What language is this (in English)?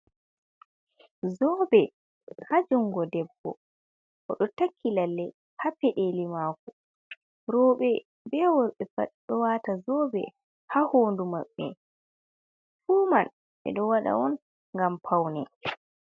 Fula